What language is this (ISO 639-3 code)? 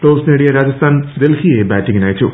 mal